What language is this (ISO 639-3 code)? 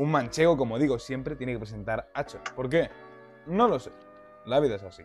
spa